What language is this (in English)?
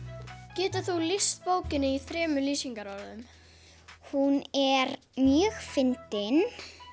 Icelandic